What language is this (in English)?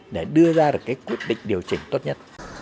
Vietnamese